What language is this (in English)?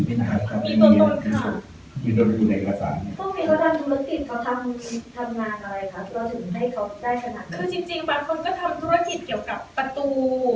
Thai